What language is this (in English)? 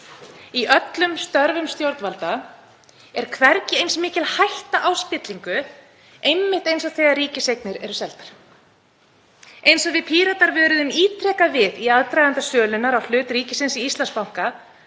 Icelandic